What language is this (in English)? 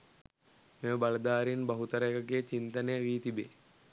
Sinhala